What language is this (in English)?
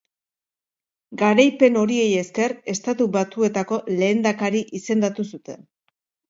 Basque